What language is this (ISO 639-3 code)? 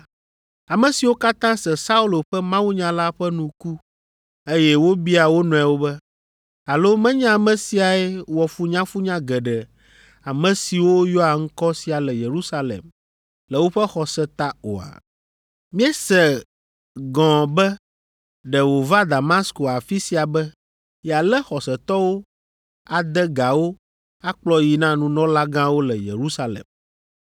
ewe